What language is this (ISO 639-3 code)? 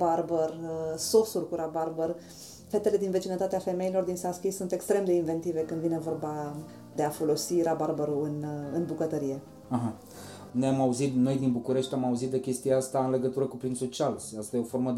ron